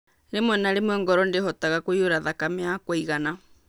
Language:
Kikuyu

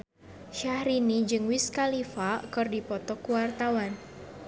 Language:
Sundanese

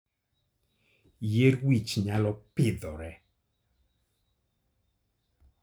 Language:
Luo (Kenya and Tanzania)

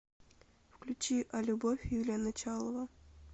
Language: Russian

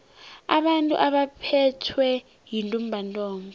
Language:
South Ndebele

